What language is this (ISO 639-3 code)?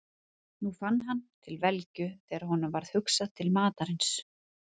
isl